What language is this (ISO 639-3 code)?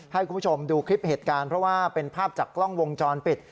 tha